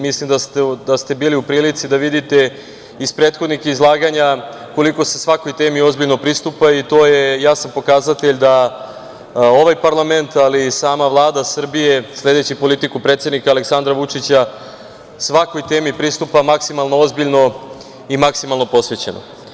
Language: Serbian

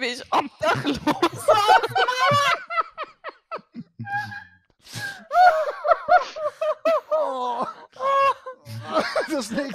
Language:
German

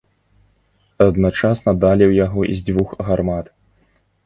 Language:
Belarusian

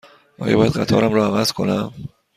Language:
Persian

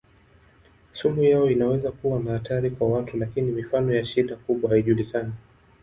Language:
Swahili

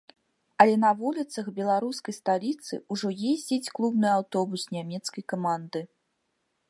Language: Belarusian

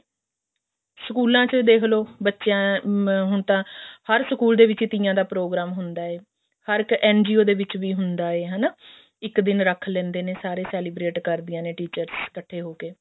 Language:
Punjabi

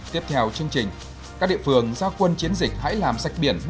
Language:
Vietnamese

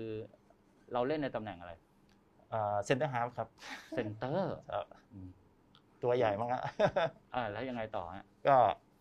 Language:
Thai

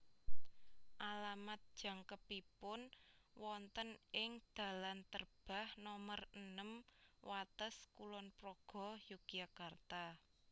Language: Javanese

